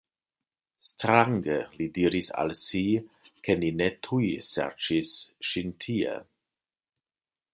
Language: Esperanto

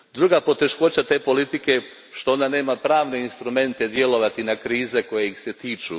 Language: Croatian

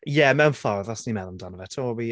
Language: Welsh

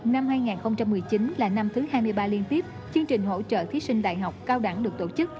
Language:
Vietnamese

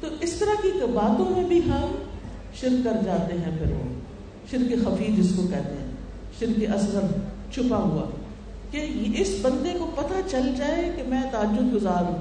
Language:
Urdu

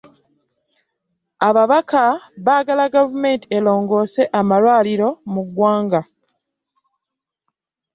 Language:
Ganda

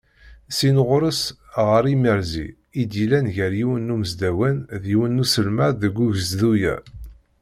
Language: Kabyle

